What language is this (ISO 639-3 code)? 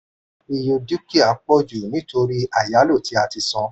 yor